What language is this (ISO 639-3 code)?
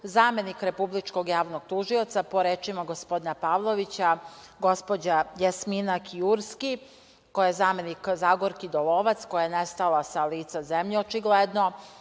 srp